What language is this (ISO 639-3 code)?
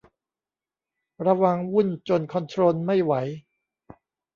tha